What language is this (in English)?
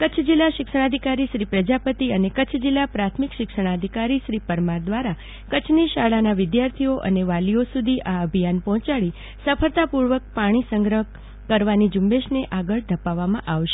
Gujarati